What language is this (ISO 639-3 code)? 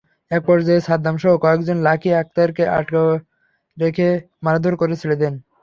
ben